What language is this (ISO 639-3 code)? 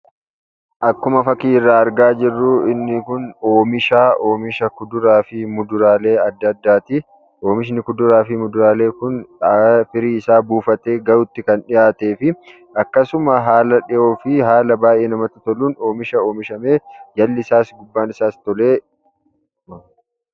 orm